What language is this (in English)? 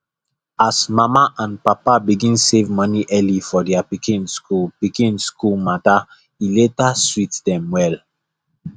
Nigerian Pidgin